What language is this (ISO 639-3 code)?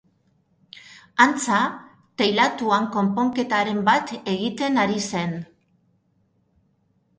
eus